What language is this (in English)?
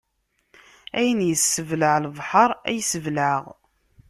Kabyle